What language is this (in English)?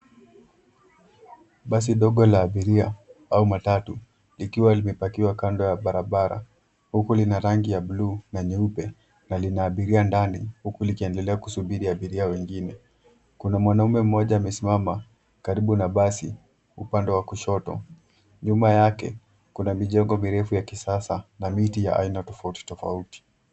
Swahili